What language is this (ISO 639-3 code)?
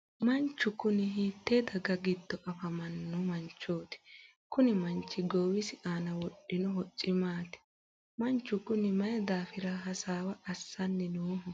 sid